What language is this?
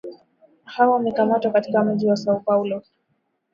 Swahili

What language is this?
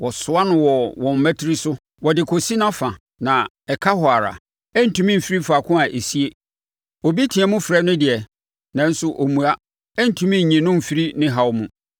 Akan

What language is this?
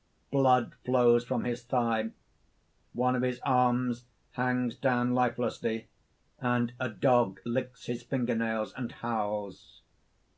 English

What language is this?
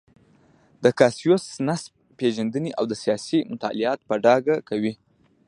Pashto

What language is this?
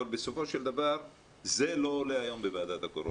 Hebrew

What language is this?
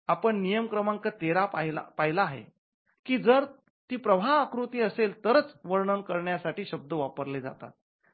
Marathi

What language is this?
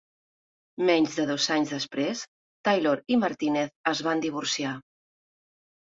Catalan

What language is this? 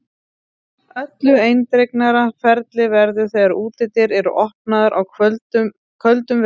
Icelandic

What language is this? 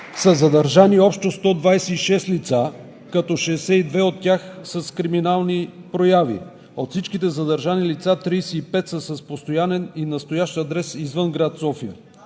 Bulgarian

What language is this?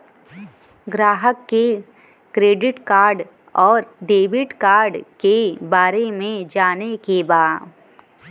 Bhojpuri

